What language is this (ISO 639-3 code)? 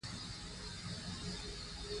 pus